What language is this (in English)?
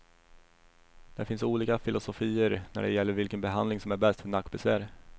Swedish